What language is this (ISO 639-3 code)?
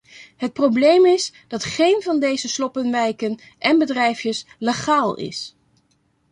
nld